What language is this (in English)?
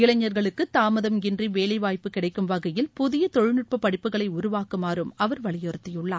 Tamil